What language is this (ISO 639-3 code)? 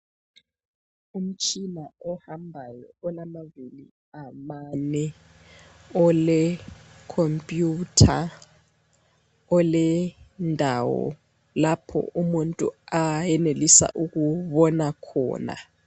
nde